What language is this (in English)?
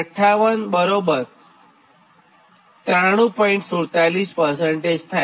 Gujarati